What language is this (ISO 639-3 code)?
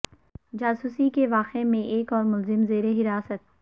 urd